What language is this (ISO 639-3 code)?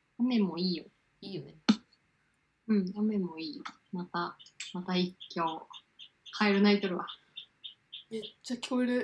jpn